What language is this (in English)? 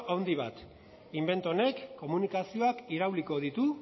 Basque